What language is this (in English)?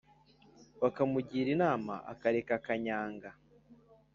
Kinyarwanda